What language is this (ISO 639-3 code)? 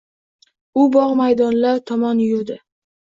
uzb